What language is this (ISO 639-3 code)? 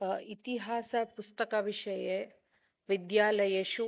san